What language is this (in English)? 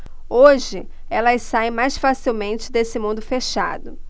Portuguese